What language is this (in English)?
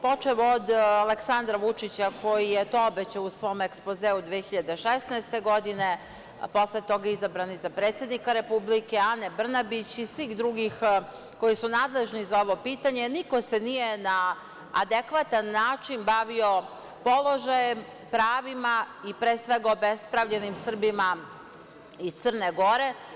Serbian